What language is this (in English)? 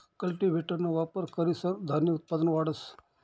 Marathi